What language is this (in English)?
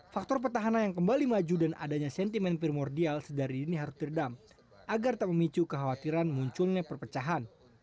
Indonesian